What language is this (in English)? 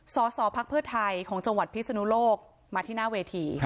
Thai